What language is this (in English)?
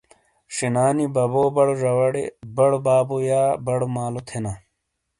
Shina